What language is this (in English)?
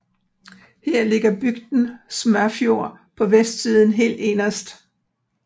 Danish